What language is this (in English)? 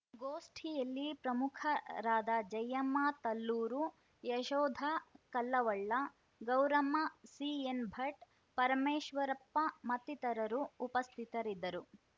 Kannada